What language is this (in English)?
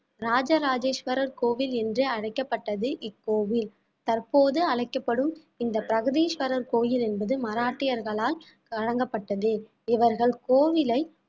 Tamil